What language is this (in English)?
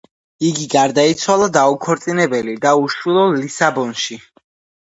Georgian